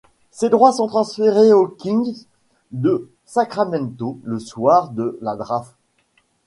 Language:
French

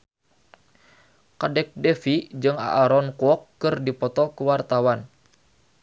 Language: Sundanese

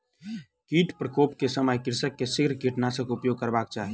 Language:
Maithili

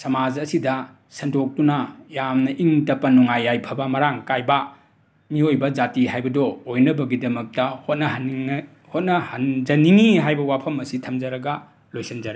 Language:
Manipuri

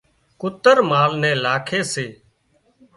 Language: Wadiyara Koli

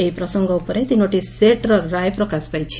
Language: Odia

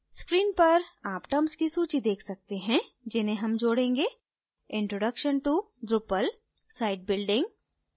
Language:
Hindi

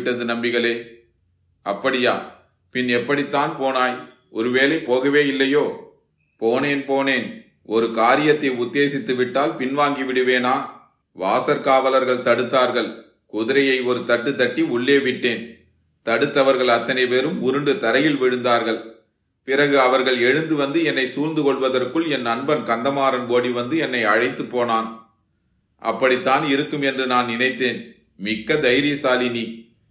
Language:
Tamil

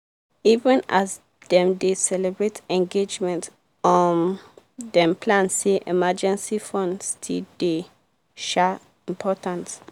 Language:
Nigerian Pidgin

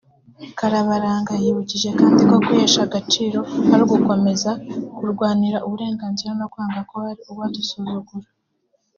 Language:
Kinyarwanda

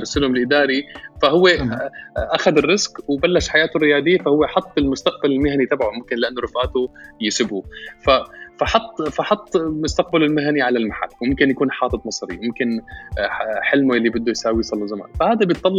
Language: Arabic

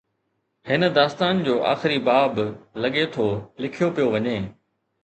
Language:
Sindhi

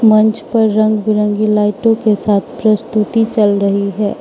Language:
Hindi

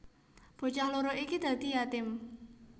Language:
Javanese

